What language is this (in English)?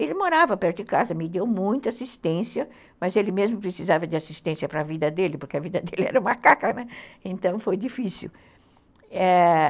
Portuguese